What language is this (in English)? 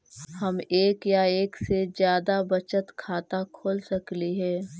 Magahi